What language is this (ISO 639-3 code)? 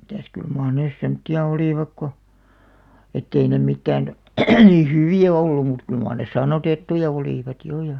fin